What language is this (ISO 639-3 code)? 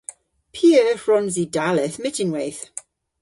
cor